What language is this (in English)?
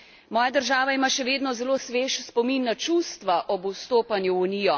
Slovenian